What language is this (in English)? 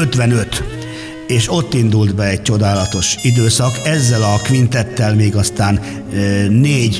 Hungarian